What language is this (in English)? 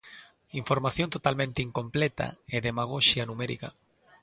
Galician